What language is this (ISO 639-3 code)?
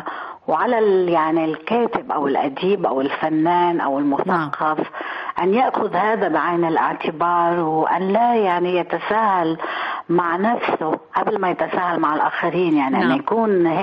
ara